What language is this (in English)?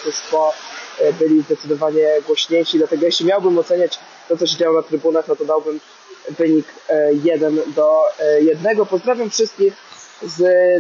Polish